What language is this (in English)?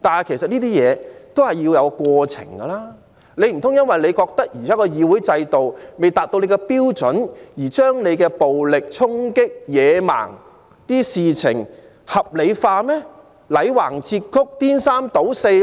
Cantonese